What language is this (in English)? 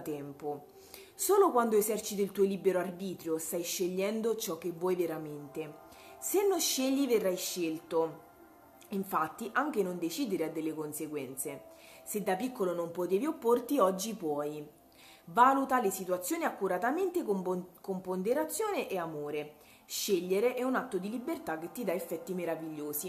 Italian